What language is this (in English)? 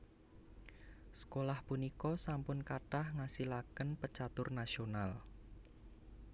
Javanese